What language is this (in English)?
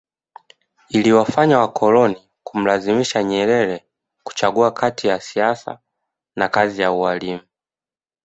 Swahili